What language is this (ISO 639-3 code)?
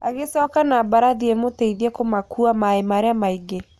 kik